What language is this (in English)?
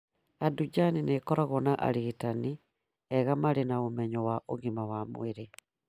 Kikuyu